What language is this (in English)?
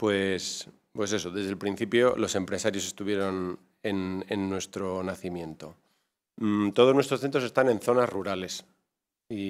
Spanish